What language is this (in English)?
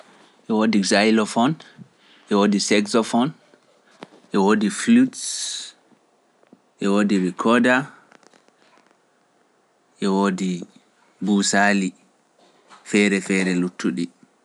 Pular